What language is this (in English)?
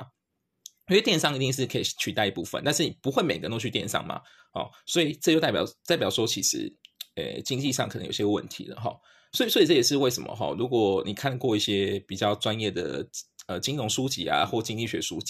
Chinese